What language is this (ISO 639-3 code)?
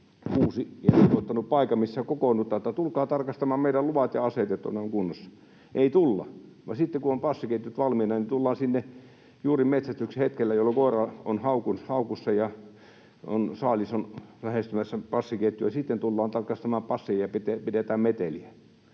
fin